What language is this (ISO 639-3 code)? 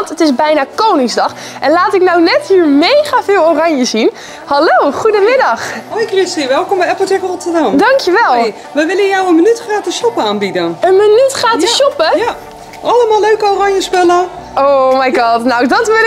nld